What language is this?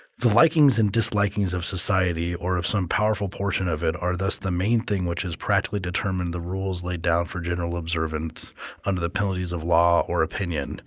English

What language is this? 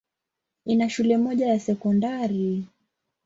Swahili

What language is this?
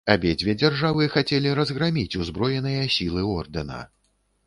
Belarusian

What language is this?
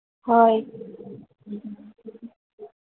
Manipuri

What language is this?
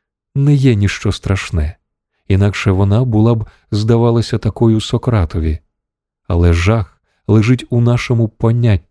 Ukrainian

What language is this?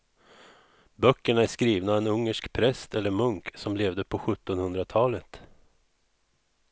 Swedish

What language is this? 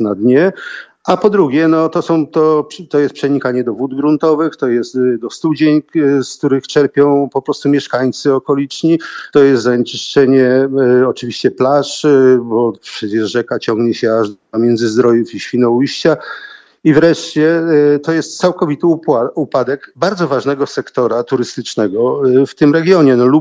Polish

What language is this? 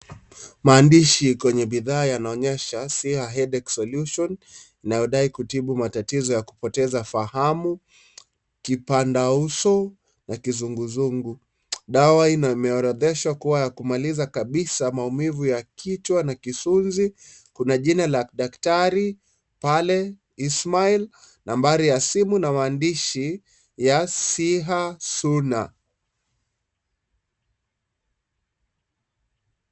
Swahili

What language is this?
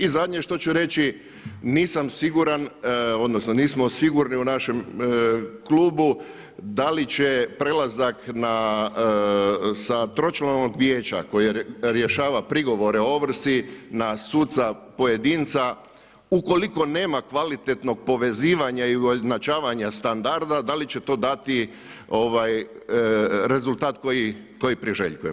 Croatian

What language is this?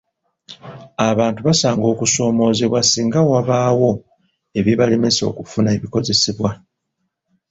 Ganda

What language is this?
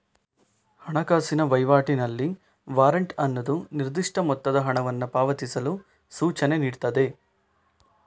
Kannada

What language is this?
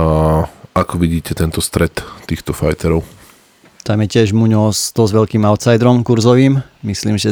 Slovak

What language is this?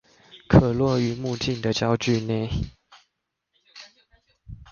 Chinese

